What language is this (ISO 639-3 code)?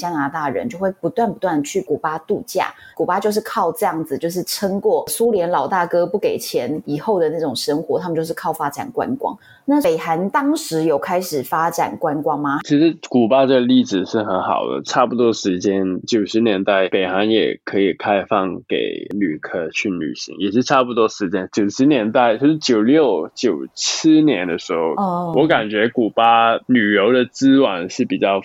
zho